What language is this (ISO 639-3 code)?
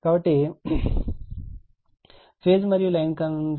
tel